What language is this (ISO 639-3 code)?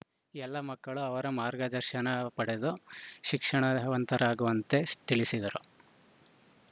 kan